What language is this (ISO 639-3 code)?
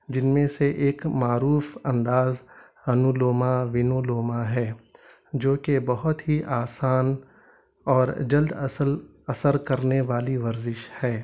urd